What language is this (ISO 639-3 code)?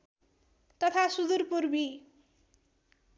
nep